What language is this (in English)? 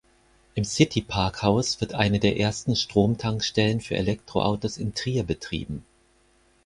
German